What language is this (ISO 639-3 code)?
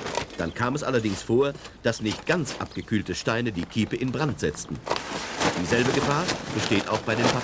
deu